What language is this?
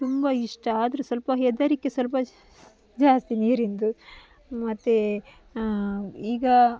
Kannada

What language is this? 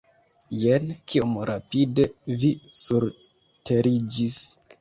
Esperanto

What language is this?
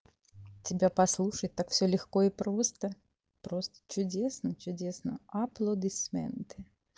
Russian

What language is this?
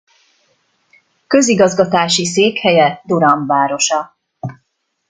Hungarian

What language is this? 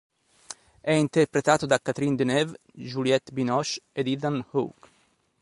Italian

